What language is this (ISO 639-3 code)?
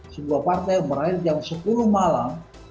ind